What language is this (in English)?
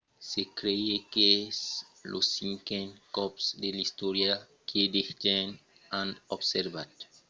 Occitan